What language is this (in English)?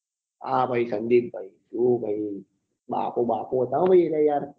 Gujarati